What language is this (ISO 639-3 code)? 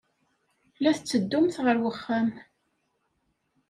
kab